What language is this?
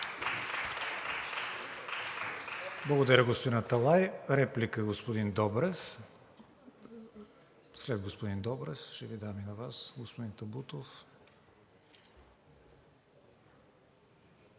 Bulgarian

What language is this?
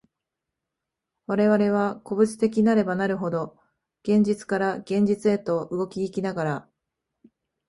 Japanese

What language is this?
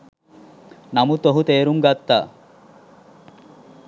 Sinhala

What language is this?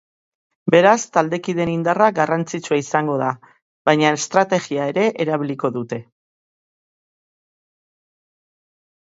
Basque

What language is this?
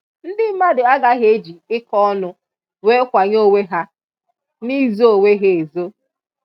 Igbo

